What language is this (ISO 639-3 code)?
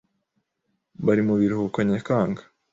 kin